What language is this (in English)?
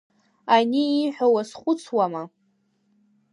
Abkhazian